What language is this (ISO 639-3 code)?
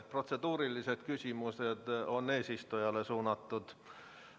est